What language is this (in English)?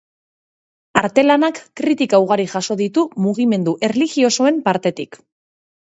Basque